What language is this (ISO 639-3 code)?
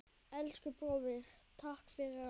isl